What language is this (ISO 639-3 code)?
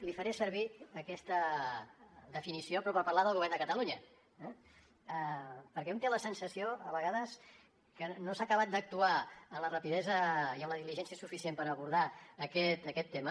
cat